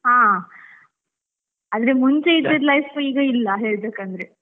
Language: Kannada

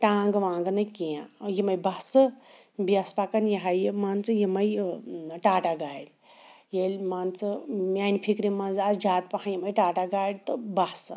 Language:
Kashmiri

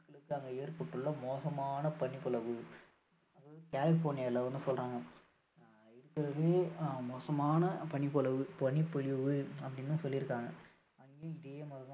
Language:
Tamil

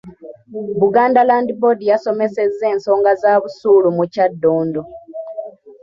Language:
Ganda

